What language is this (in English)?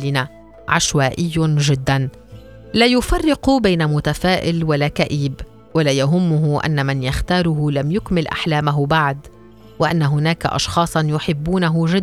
Arabic